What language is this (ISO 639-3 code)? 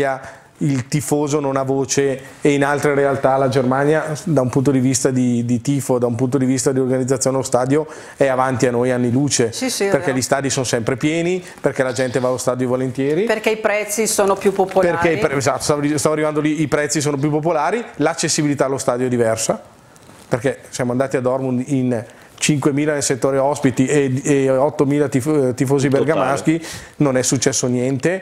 ita